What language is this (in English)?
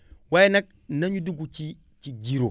Wolof